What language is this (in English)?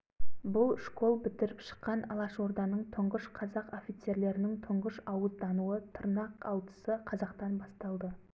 Kazakh